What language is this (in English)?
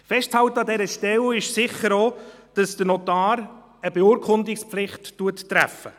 Swiss German